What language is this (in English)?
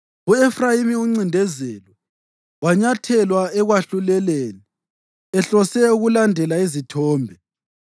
North Ndebele